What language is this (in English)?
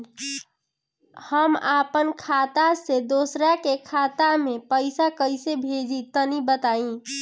Bhojpuri